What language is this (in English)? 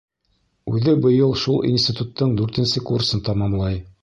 Bashkir